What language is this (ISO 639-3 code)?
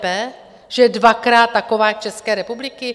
ces